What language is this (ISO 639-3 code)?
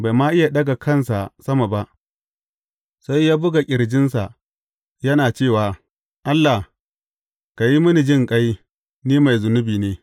hau